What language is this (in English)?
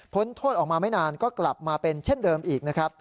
Thai